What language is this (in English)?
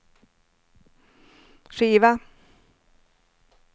Swedish